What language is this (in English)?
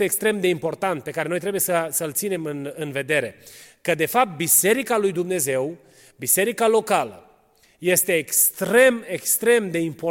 Romanian